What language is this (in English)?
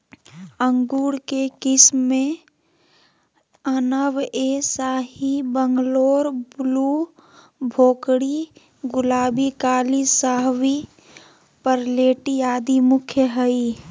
Magahi